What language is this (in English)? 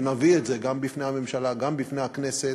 Hebrew